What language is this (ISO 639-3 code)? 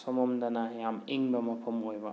mni